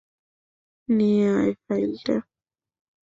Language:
Bangla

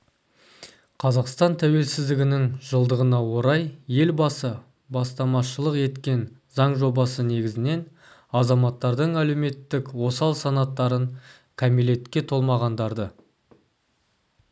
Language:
Kazakh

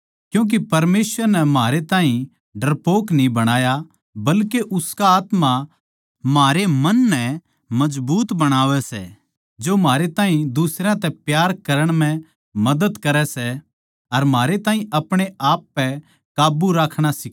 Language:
Haryanvi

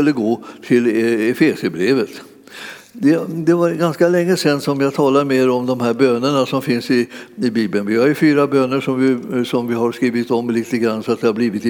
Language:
Swedish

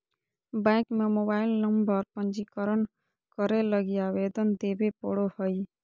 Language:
Magahi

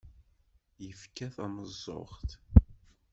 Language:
Kabyle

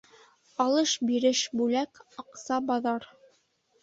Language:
Bashkir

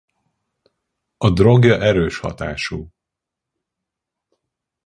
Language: Hungarian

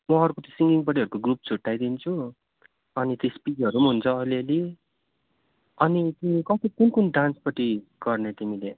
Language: Nepali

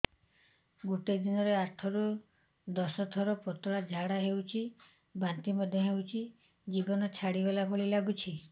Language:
Odia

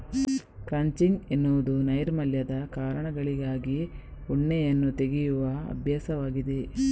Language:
Kannada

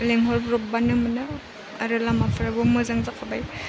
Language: Bodo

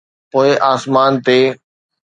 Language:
Sindhi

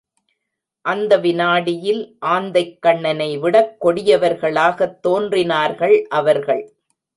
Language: Tamil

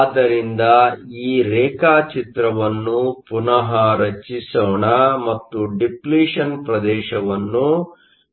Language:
Kannada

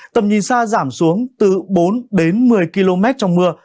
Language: Vietnamese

